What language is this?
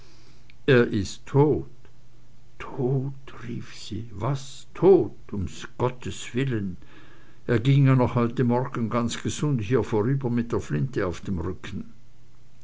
German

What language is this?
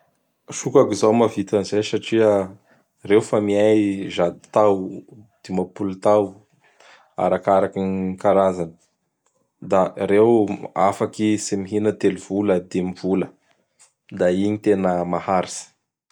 Bara Malagasy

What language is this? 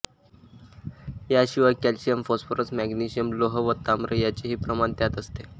Marathi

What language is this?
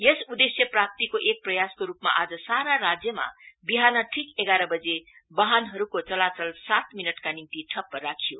Nepali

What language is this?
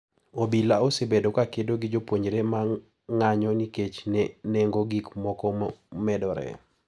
Luo (Kenya and Tanzania)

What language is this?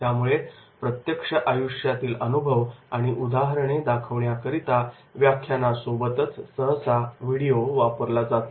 Marathi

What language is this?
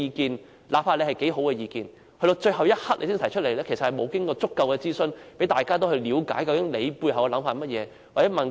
Cantonese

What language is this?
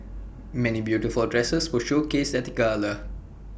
English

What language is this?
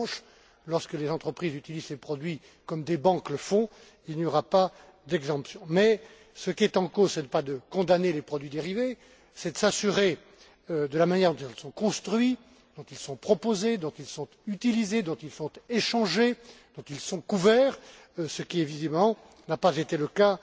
French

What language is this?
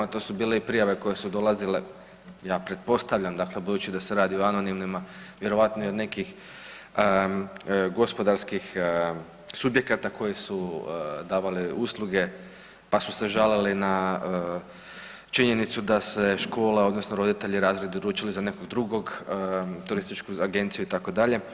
Croatian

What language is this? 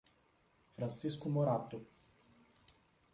Portuguese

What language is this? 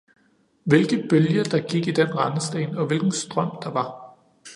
Danish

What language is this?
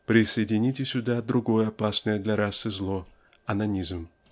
Russian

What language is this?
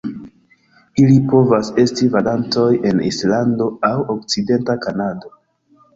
Esperanto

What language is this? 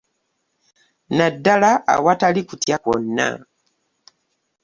Ganda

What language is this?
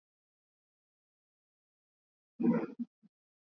Swahili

